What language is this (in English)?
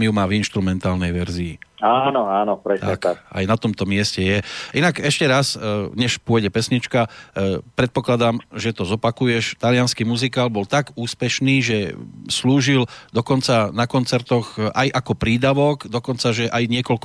Slovak